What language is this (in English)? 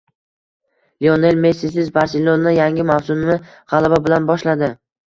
Uzbek